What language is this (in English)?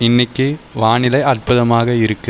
Tamil